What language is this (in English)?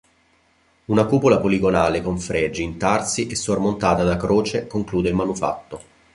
Italian